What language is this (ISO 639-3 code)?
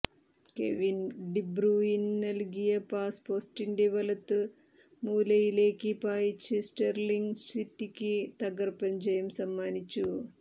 mal